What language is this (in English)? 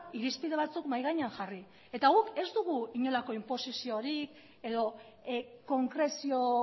Basque